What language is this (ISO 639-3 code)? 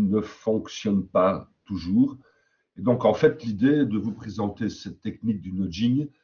fra